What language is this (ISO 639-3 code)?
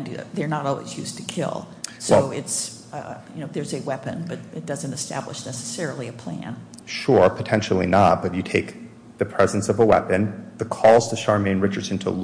eng